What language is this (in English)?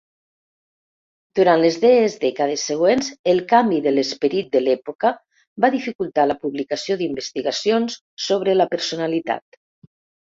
Catalan